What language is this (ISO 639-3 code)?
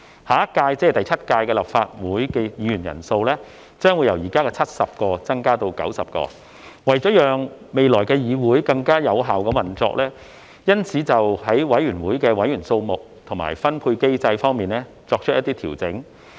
yue